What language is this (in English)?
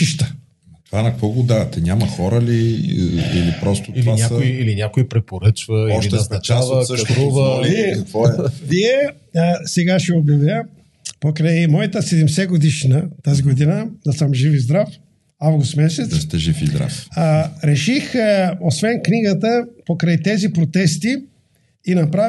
Bulgarian